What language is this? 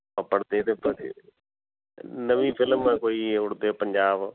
Punjabi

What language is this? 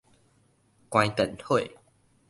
Min Nan Chinese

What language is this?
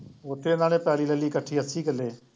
Punjabi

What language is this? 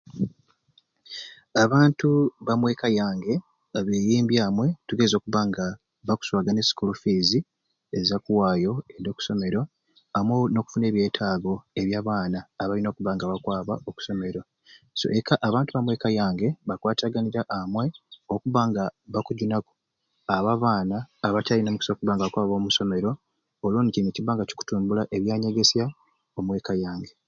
Ruuli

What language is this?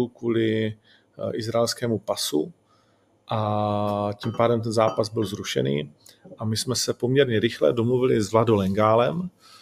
Czech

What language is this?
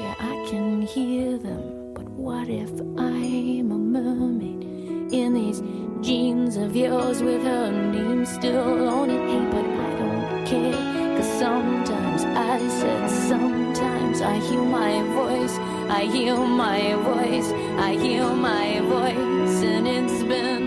Chinese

